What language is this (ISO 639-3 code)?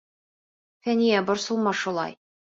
bak